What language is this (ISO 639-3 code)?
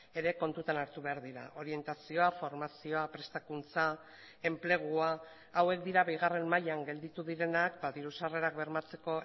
eus